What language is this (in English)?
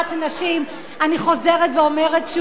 Hebrew